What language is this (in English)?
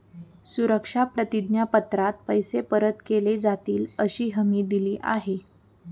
Marathi